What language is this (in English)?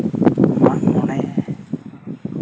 Santali